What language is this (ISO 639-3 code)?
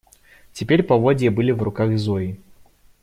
rus